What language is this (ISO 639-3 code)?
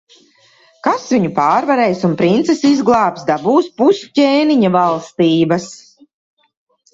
lav